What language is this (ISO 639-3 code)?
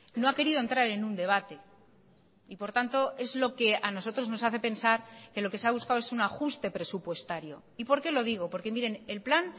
spa